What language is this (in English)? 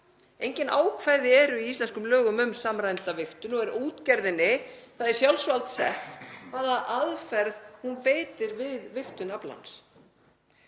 Icelandic